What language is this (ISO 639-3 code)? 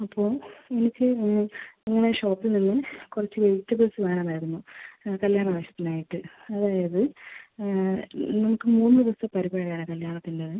mal